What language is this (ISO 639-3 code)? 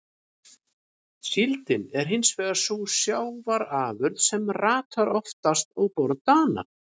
isl